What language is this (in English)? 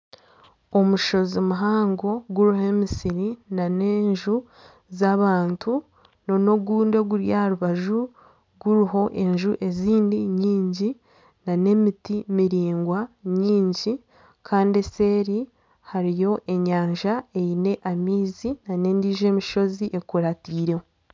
Nyankole